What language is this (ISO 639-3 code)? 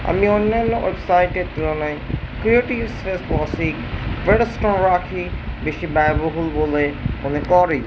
ben